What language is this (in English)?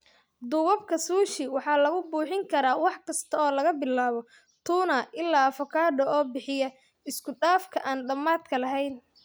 Somali